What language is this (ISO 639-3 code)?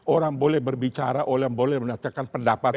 ind